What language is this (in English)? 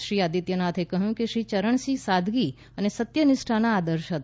Gujarati